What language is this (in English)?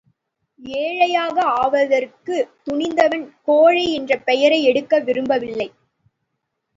Tamil